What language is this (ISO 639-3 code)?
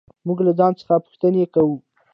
pus